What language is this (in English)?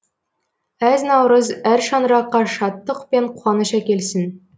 Kazakh